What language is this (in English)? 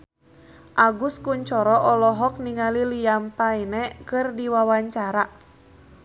Sundanese